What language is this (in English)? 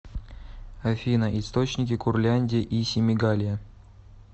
Russian